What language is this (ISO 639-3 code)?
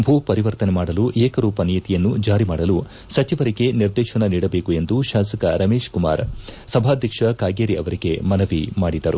kan